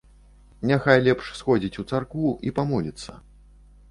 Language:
Belarusian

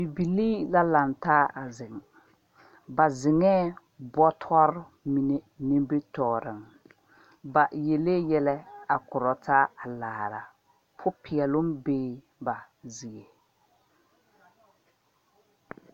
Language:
Southern Dagaare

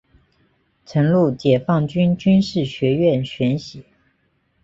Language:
Chinese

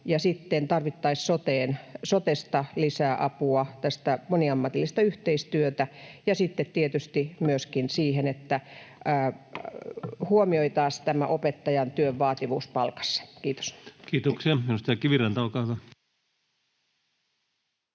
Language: Finnish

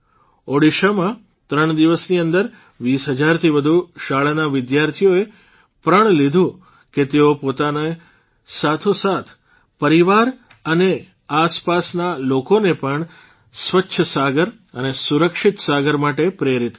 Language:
Gujarati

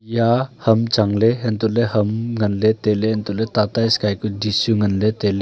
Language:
Wancho Naga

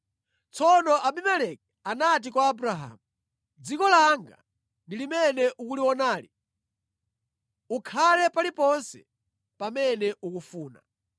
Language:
Nyanja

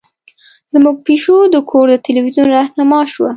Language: Pashto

